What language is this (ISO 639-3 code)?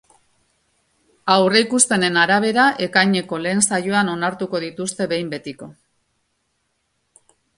eus